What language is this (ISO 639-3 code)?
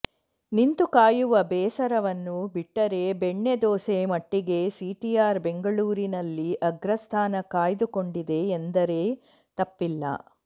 kan